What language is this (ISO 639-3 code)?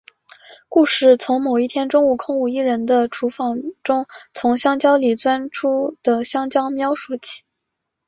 zho